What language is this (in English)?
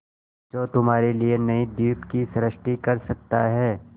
Hindi